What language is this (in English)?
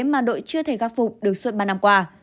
Vietnamese